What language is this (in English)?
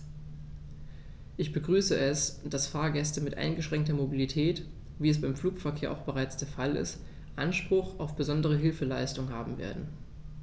German